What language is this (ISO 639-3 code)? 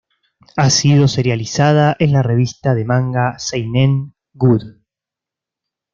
spa